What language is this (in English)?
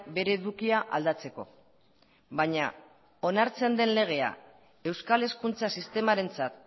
Basque